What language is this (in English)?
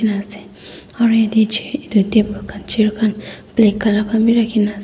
Naga Pidgin